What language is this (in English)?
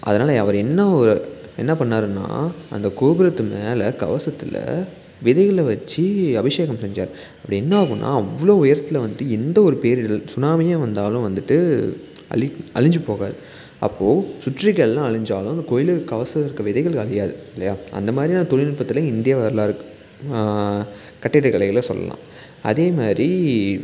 Tamil